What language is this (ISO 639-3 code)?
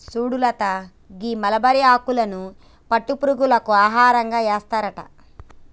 tel